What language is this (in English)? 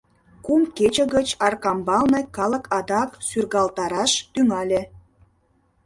Mari